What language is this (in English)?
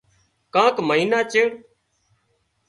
Wadiyara Koli